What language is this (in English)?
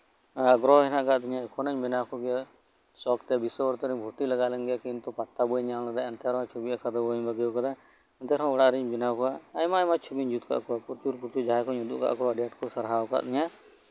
Santali